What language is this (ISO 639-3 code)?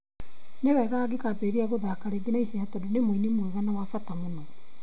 kik